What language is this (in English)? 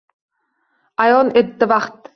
Uzbek